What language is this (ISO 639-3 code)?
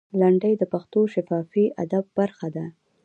pus